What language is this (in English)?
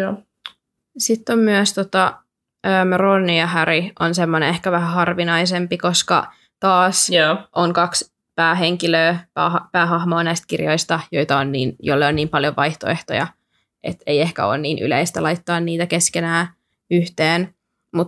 Finnish